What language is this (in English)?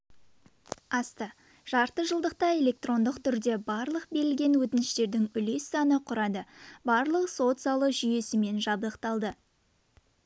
Kazakh